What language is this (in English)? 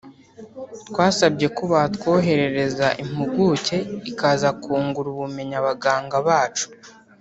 Kinyarwanda